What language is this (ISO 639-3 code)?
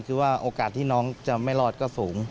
tha